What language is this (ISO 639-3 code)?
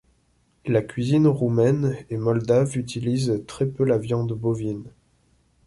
fra